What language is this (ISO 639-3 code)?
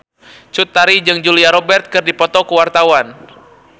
sun